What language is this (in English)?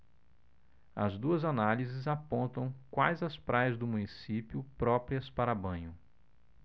Portuguese